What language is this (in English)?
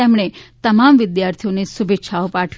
Gujarati